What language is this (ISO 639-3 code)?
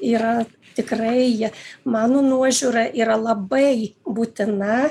lit